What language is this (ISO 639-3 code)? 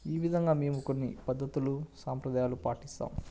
tel